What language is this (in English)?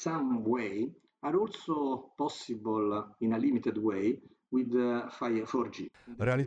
Romanian